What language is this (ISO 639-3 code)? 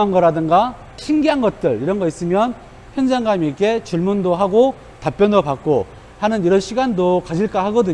kor